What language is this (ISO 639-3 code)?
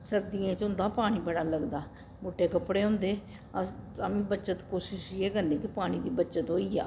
doi